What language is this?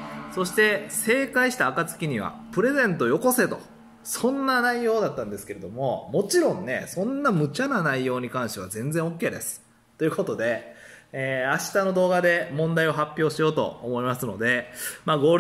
Japanese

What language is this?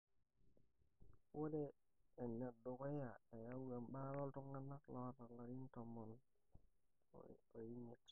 Masai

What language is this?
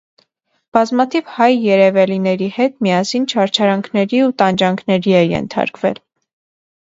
Armenian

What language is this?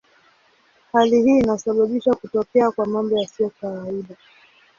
Swahili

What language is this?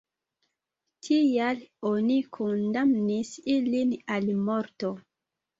Esperanto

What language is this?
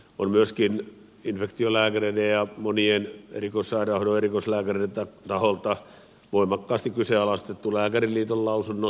Finnish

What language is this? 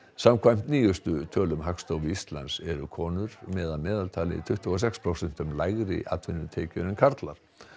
Icelandic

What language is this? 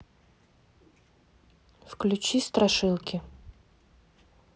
Russian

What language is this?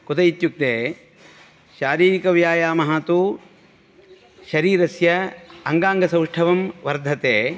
Sanskrit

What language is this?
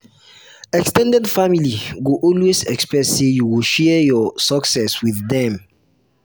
Nigerian Pidgin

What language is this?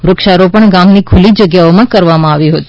Gujarati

